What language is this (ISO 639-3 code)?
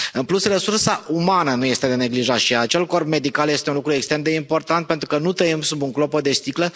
ron